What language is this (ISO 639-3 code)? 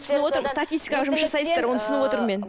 kaz